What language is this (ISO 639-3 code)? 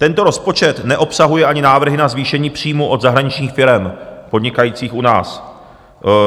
ces